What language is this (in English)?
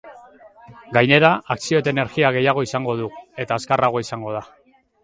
Basque